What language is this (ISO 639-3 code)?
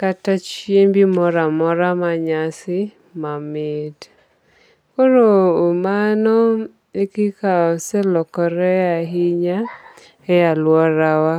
luo